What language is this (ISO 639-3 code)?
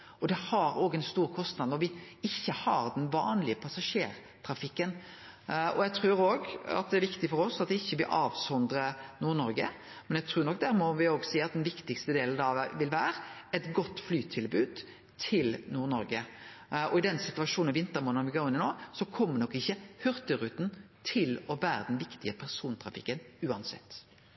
nno